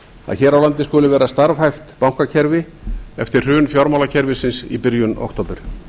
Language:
Icelandic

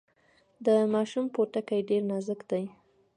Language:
Pashto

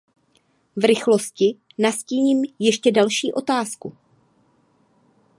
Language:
Czech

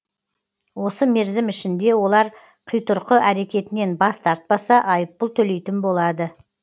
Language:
Kazakh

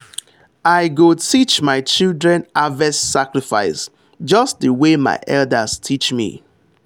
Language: Nigerian Pidgin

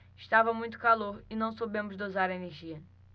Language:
Portuguese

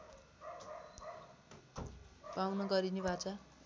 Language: Nepali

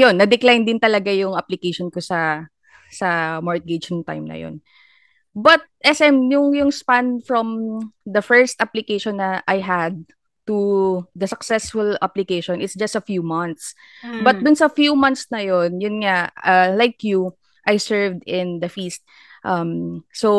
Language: Filipino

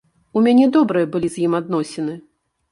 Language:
Belarusian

